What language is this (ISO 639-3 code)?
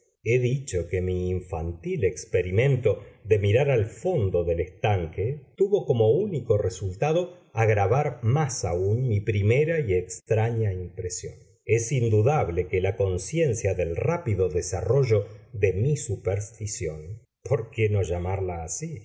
spa